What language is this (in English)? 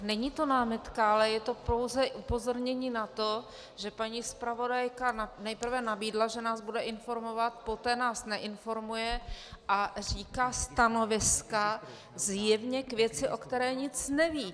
Czech